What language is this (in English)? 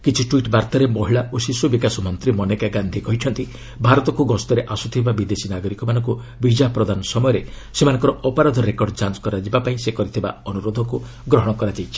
Odia